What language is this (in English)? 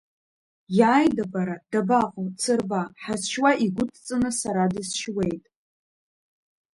Abkhazian